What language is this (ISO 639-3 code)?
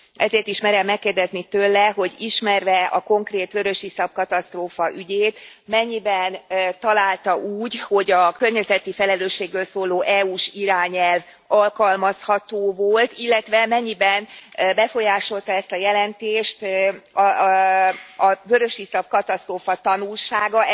hun